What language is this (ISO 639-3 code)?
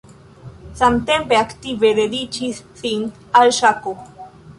epo